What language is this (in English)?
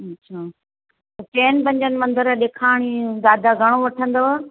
Sindhi